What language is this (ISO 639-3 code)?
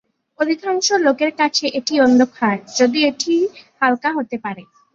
ben